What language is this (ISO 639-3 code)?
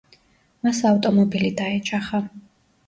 kat